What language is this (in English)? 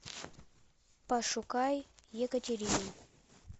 Russian